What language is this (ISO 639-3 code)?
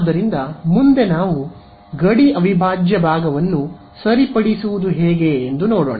kan